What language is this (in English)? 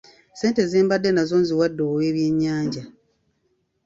Ganda